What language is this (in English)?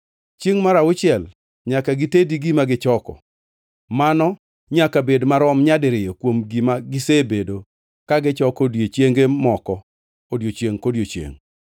Luo (Kenya and Tanzania)